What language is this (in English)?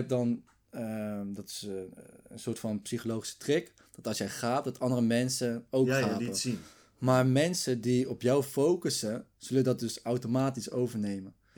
Dutch